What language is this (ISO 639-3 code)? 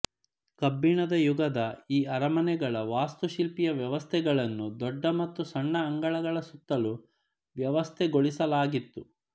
kan